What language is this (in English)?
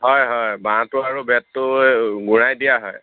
Assamese